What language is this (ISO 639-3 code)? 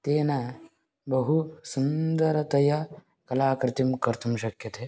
san